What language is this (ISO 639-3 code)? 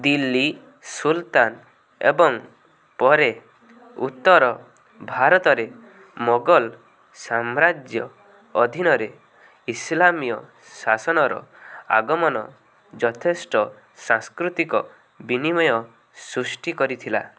ori